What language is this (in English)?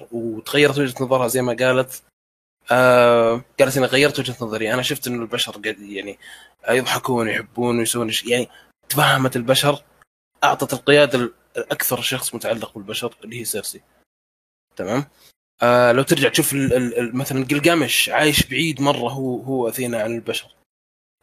Arabic